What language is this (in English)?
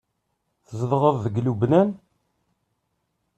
Kabyle